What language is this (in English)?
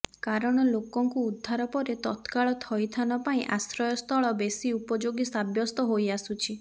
Odia